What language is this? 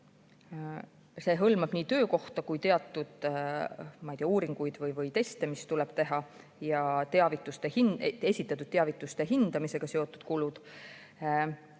Estonian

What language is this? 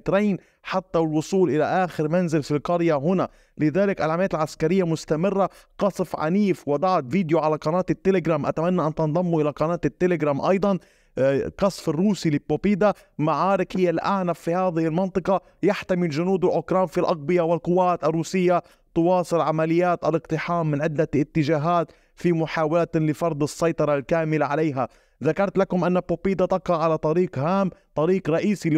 Arabic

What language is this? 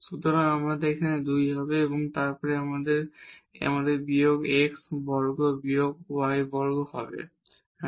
Bangla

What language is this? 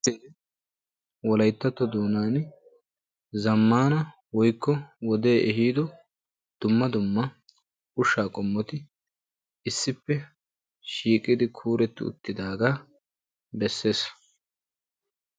Wolaytta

